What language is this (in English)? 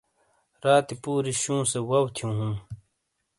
Shina